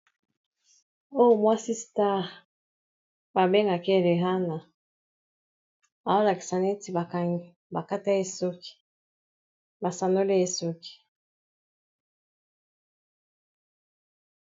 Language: Lingala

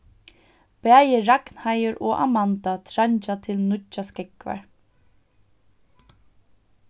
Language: Faroese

